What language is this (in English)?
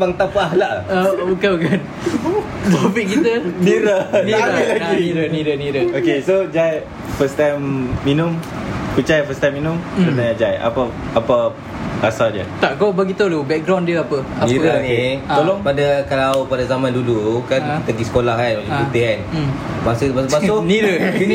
Malay